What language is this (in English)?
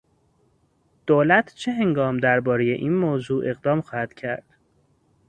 Persian